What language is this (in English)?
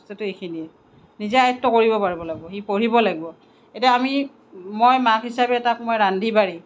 Assamese